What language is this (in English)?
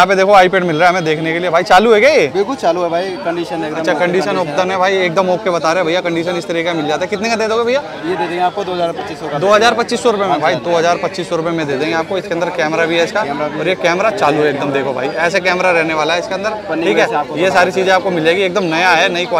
Hindi